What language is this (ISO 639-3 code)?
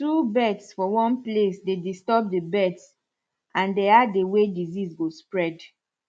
pcm